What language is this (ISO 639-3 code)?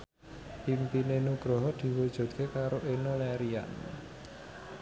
jav